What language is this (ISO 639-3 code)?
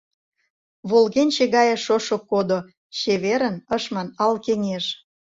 chm